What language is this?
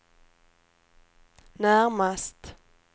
Swedish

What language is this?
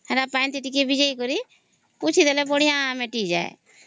Odia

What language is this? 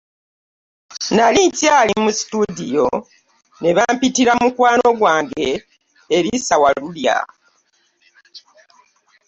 Ganda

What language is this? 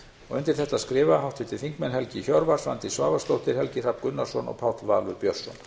Icelandic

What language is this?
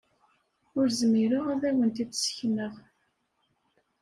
Kabyle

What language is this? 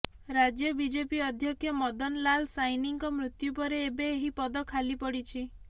Odia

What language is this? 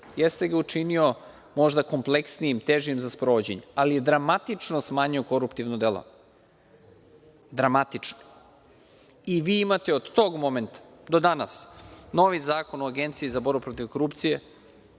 Serbian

